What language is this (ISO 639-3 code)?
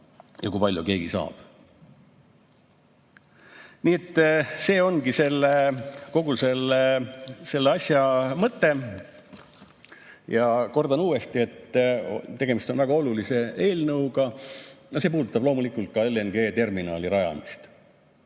est